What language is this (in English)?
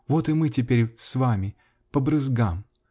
Russian